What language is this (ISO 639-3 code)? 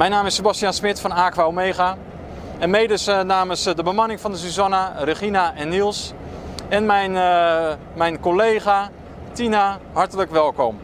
nld